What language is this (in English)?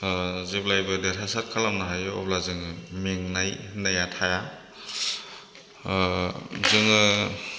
Bodo